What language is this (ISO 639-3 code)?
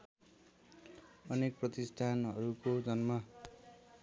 nep